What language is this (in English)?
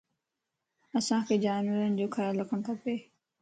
Lasi